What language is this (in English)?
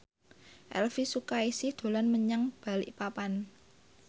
Javanese